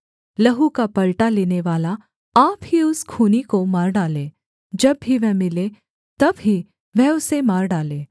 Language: Hindi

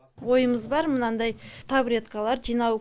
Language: Kazakh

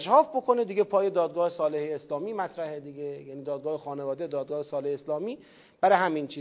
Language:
Persian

